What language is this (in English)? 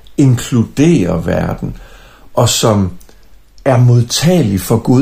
Danish